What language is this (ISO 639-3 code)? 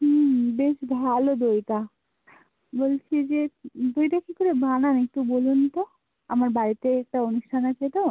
ben